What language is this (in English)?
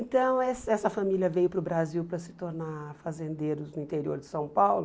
Portuguese